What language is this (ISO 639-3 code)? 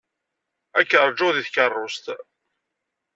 kab